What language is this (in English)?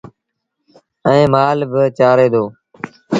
Sindhi Bhil